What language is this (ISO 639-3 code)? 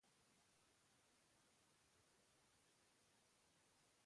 eus